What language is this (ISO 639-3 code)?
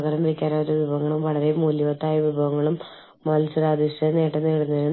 mal